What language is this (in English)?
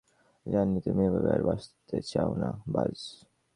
Bangla